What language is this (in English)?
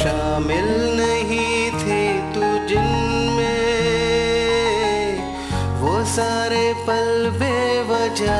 Hindi